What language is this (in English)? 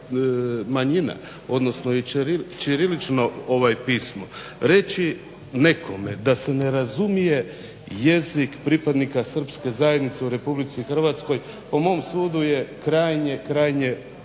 Croatian